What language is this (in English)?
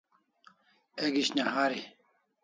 Kalasha